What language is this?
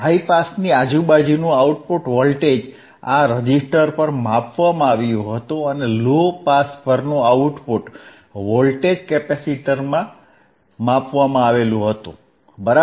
Gujarati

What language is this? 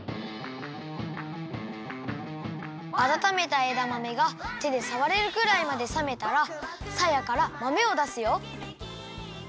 Japanese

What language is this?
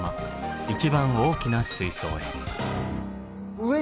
Japanese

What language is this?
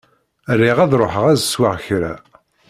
Kabyle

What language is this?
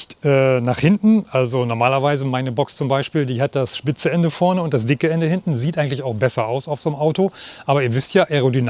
German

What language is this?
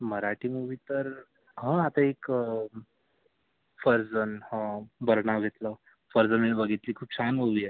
Marathi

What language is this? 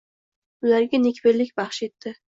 Uzbek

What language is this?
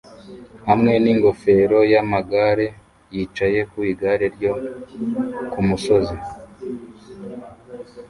Kinyarwanda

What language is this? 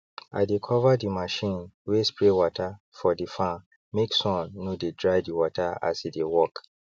Nigerian Pidgin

